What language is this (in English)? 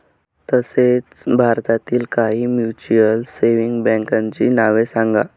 Marathi